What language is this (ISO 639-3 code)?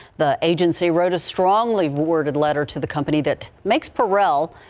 eng